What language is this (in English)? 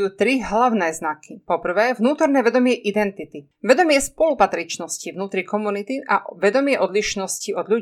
Slovak